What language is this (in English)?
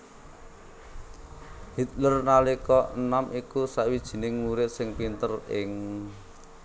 Javanese